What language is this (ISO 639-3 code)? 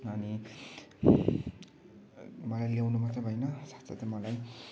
nep